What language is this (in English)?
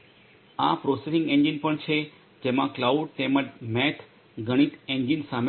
Gujarati